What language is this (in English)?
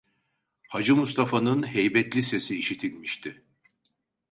Turkish